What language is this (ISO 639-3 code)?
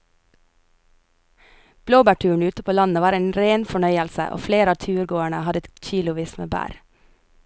nor